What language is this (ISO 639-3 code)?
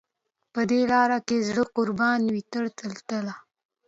pus